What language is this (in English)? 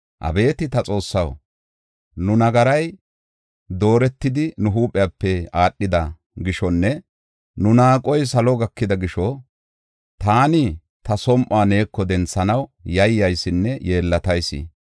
Gofa